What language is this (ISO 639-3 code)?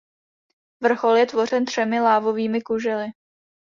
ces